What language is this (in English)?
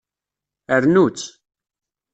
Kabyle